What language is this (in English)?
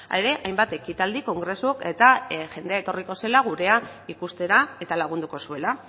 Basque